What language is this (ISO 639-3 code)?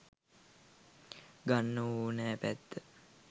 sin